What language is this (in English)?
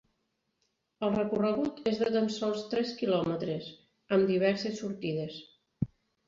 Catalan